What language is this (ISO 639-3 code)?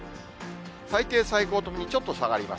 jpn